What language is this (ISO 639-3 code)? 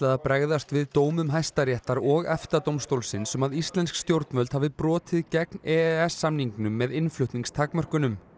isl